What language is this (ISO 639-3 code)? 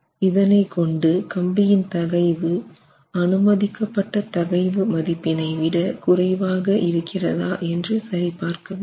tam